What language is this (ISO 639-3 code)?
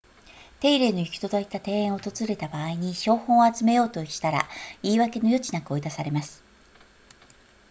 jpn